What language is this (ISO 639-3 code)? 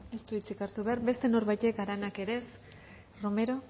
eus